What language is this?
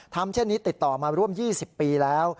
Thai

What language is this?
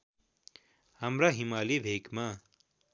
Nepali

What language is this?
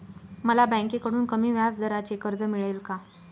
Marathi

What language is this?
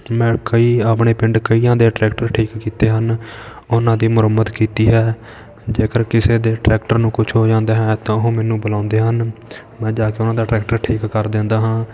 Punjabi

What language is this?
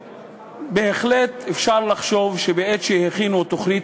Hebrew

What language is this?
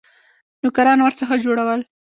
Pashto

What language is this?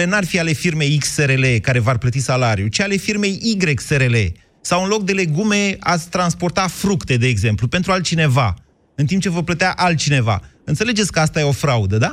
Romanian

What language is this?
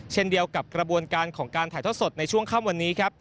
Thai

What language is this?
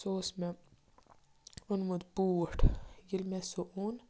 Kashmiri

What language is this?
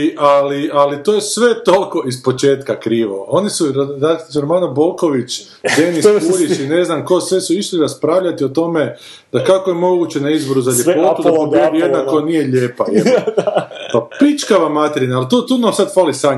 Croatian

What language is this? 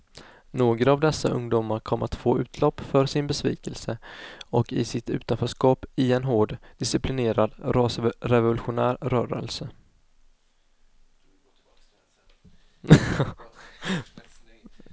Swedish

